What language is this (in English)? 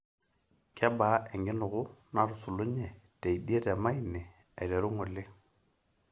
Masai